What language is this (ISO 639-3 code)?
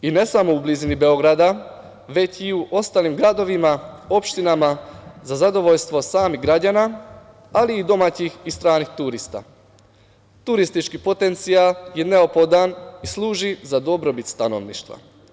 srp